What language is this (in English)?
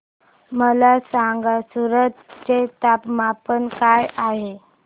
Marathi